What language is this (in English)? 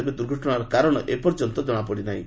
Odia